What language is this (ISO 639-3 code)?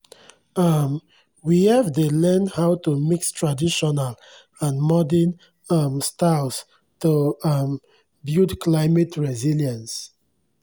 pcm